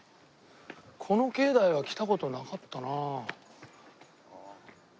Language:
Japanese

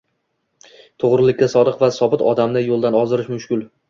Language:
Uzbek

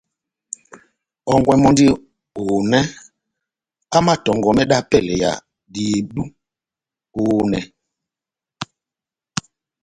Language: Batanga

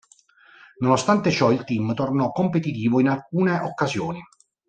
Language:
Italian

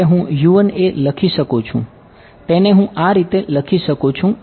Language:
Gujarati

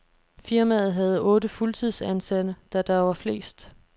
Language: Danish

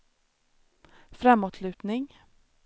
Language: Swedish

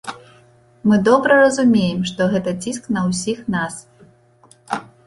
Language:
Belarusian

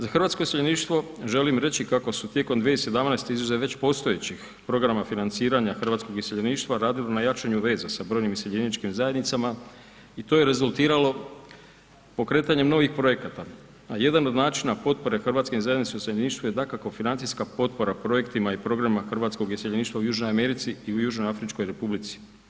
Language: Croatian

